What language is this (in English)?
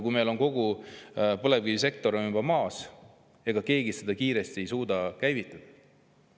Estonian